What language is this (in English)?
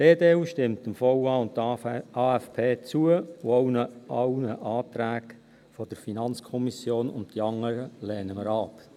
Swiss German